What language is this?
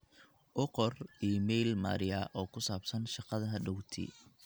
Somali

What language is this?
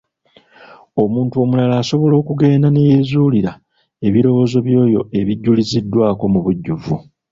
Ganda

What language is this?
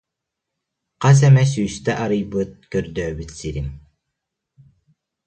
Yakut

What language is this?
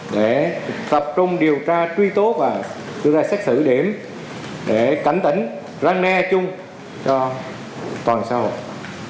Vietnamese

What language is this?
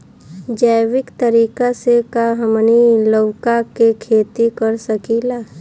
Bhojpuri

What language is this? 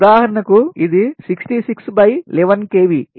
Telugu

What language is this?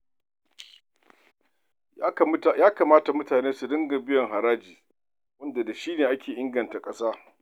Hausa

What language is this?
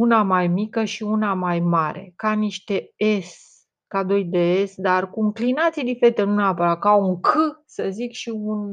Romanian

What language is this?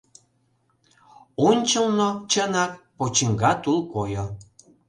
Mari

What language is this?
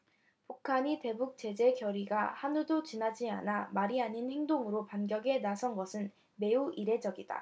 Korean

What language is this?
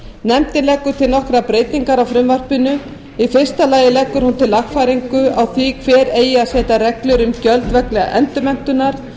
Icelandic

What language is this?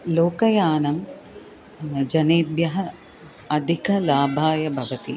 Sanskrit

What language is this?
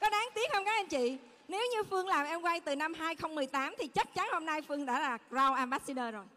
Vietnamese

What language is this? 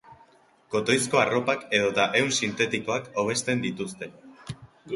Basque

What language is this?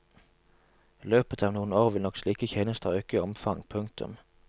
Norwegian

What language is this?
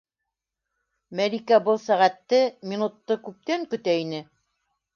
Bashkir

